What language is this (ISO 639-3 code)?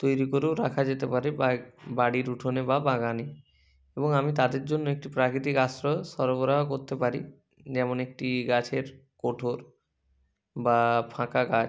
ben